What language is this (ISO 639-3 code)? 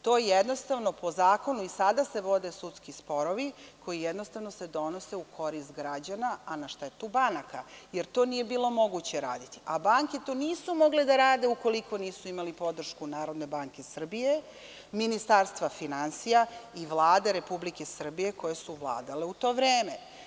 srp